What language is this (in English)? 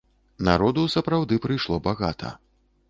Belarusian